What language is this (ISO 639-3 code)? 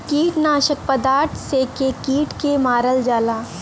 bho